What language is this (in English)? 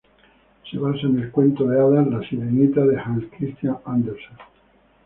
Spanish